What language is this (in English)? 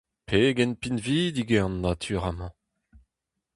Breton